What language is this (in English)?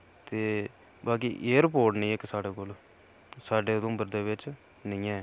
Dogri